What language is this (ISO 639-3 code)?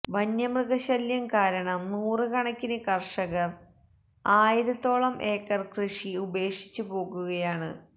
mal